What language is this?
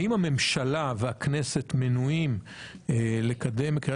Hebrew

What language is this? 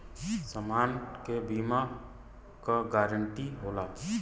Bhojpuri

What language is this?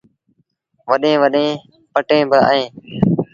Sindhi Bhil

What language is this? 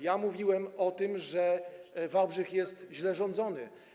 Polish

